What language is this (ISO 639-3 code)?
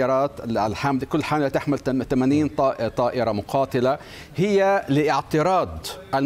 ara